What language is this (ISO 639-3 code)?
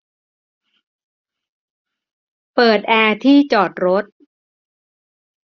tha